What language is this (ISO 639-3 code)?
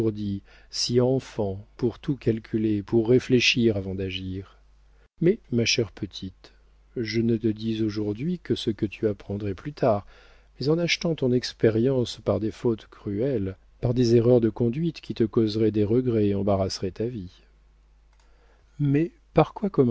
fra